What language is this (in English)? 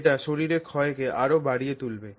Bangla